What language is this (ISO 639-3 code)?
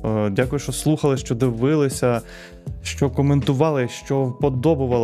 ukr